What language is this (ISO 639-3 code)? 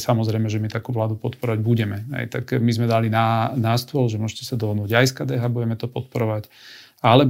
slk